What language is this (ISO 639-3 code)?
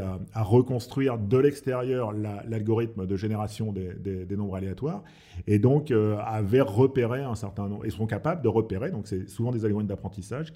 fra